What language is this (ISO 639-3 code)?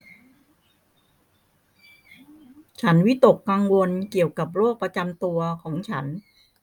tha